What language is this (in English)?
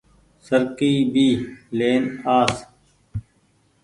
Goaria